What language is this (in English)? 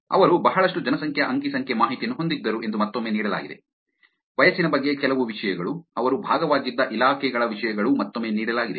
Kannada